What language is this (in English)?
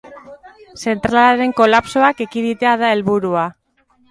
Basque